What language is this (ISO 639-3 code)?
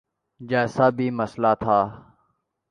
urd